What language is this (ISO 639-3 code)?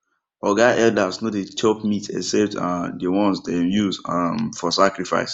pcm